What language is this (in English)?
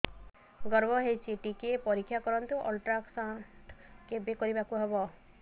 Odia